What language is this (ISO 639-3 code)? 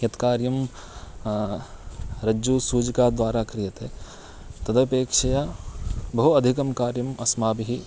san